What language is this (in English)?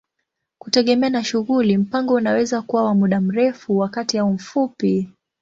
Swahili